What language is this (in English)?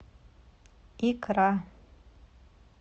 Russian